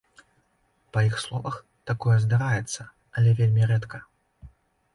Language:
Belarusian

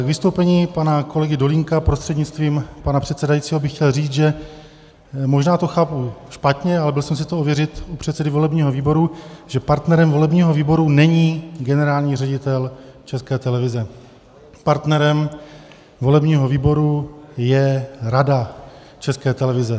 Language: Czech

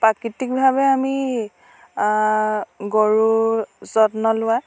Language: Assamese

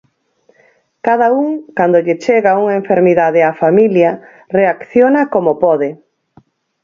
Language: Galician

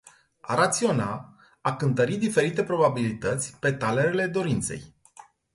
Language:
Romanian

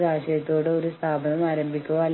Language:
Malayalam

